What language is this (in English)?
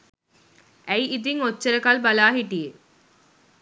Sinhala